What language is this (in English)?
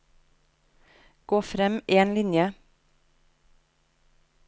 Norwegian